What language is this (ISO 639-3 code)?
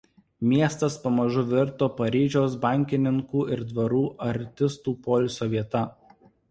lit